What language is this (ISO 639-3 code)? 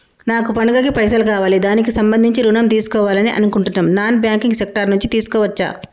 tel